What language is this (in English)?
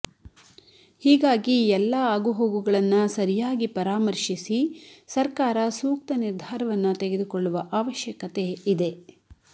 Kannada